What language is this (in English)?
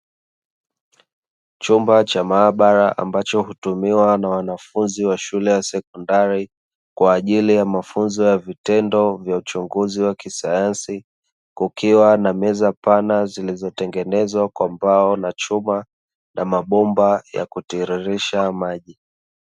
Swahili